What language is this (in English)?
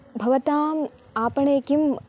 Sanskrit